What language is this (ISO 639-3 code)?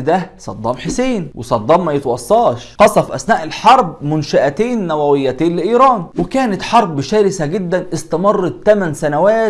ara